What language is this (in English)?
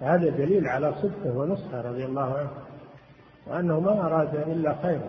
Arabic